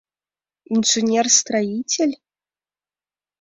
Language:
Mari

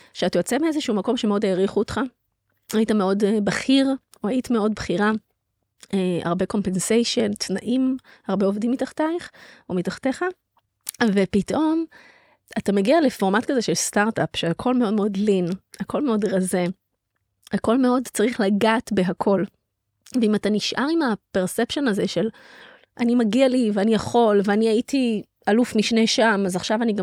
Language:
Hebrew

